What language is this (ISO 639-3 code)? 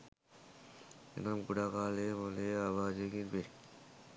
sin